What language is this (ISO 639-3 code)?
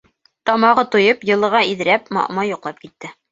bak